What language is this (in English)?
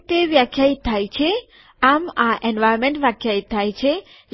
Gujarati